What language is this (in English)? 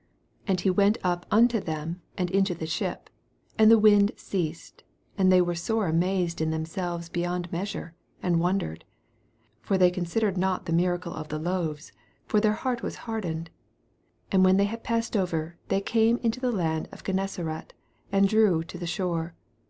English